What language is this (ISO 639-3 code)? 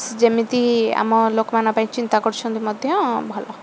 ori